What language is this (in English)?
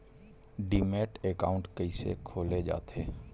Chhattisgarhi